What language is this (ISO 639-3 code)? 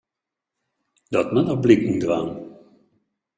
fry